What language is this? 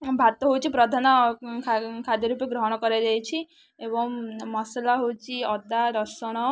Odia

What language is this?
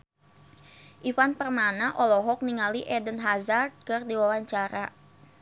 Sundanese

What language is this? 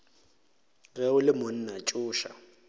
Northern Sotho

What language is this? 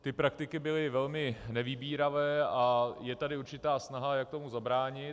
Czech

